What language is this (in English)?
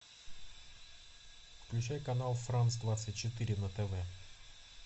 Russian